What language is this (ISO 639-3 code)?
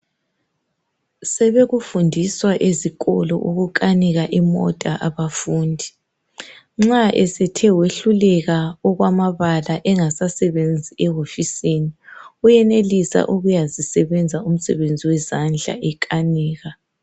nde